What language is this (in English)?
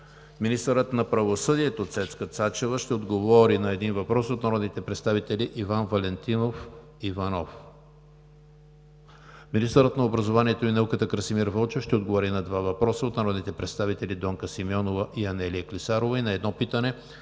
Bulgarian